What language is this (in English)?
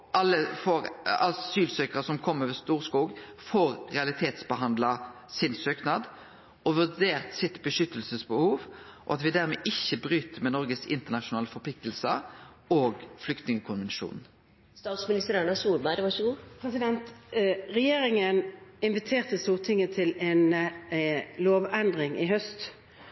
Norwegian